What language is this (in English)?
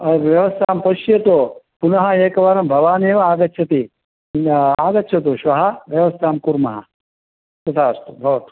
Sanskrit